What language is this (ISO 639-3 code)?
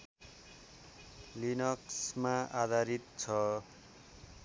nep